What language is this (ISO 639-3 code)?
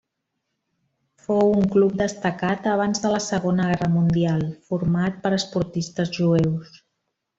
cat